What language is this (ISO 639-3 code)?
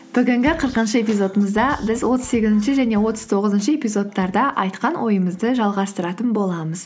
kaz